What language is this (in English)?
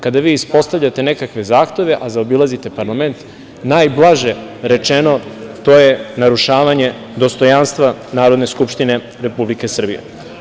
Serbian